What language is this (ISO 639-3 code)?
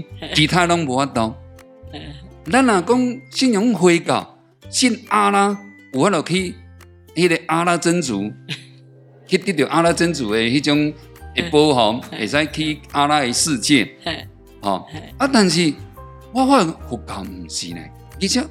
zho